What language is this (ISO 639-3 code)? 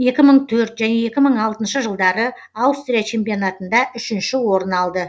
kaz